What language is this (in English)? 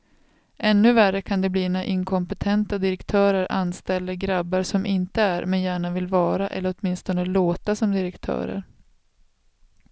Swedish